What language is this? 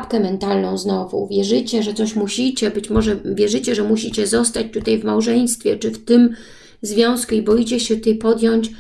Polish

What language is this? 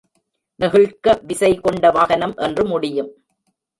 Tamil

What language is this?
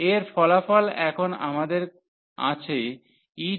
Bangla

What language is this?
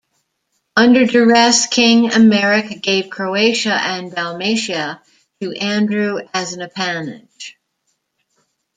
English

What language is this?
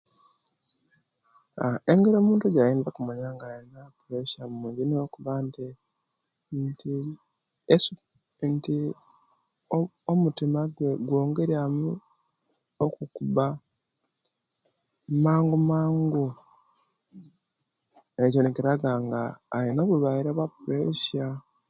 Kenyi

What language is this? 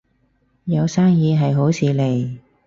Cantonese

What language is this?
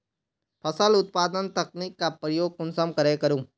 Magahi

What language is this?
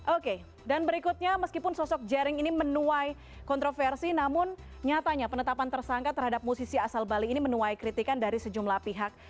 Indonesian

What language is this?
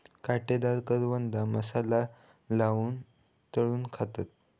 Marathi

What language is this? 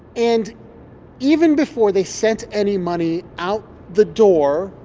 English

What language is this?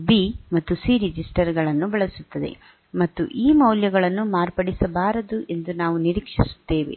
Kannada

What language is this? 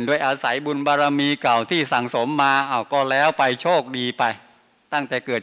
Thai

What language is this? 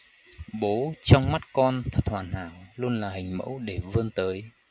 Vietnamese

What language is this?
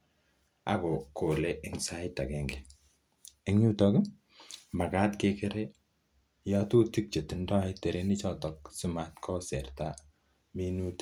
Kalenjin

